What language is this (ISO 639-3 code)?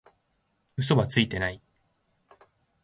jpn